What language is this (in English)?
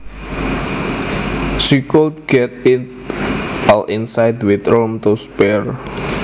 Javanese